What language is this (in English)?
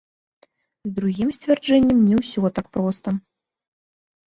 Belarusian